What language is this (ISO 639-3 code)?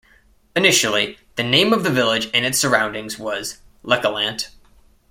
eng